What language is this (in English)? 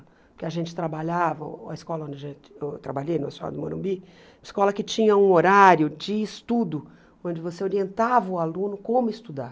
Portuguese